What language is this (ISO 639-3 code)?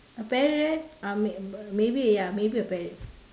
eng